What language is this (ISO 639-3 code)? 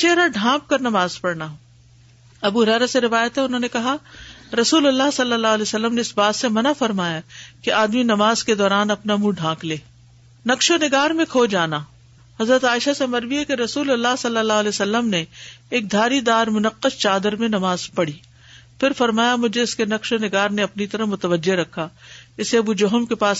urd